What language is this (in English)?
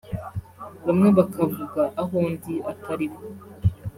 Kinyarwanda